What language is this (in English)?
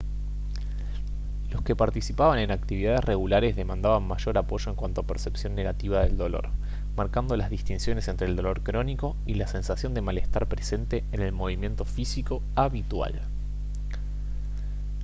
Spanish